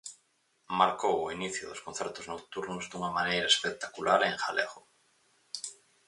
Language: Galician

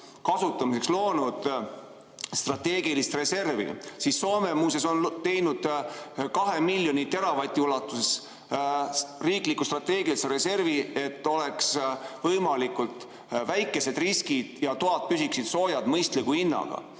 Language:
Estonian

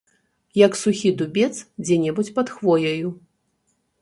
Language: Belarusian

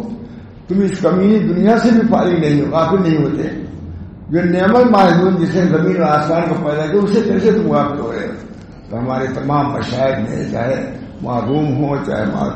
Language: Arabic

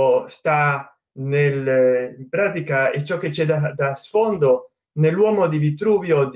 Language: Italian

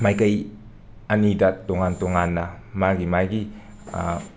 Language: Manipuri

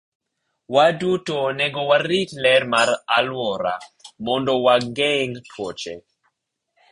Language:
Luo (Kenya and Tanzania)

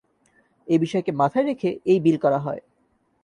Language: Bangla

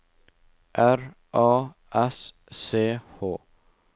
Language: Norwegian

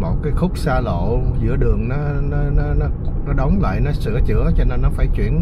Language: Vietnamese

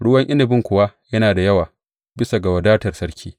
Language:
Hausa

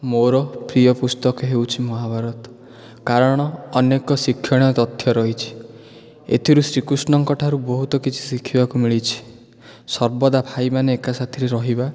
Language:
Odia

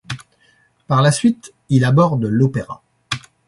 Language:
French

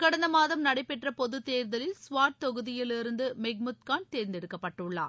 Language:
Tamil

